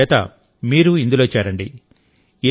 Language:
Telugu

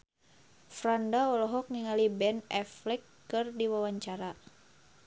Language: Sundanese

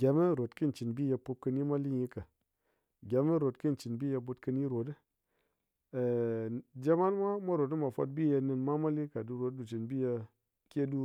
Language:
Ngas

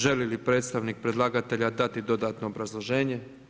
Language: Croatian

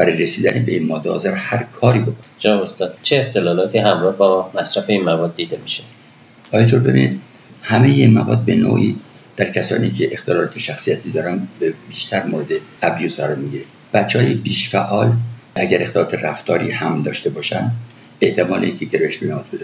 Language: Persian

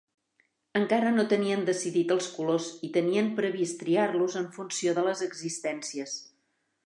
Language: Catalan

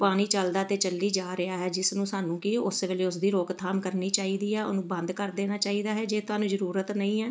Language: Punjabi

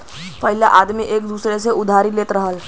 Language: Bhojpuri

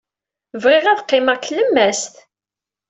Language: Kabyle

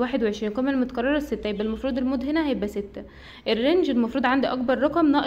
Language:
Arabic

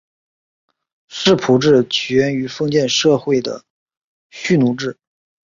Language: Chinese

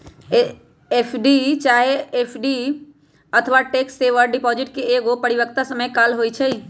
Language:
Magahi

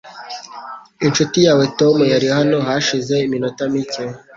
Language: Kinyarwanda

